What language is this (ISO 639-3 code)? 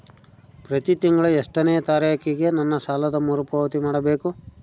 kan